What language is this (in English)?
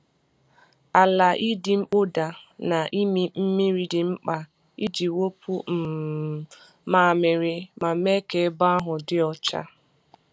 Igbo